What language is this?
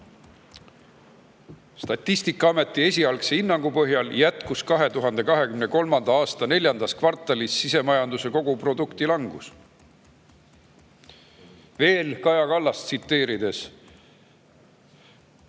Estonian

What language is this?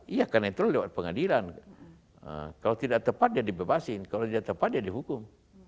Indonesian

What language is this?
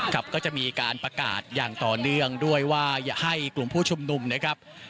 Thai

